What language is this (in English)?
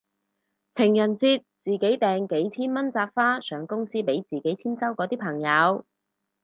Cantonese